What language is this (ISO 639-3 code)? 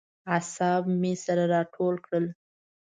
pus